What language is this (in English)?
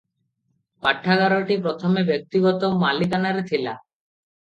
Odia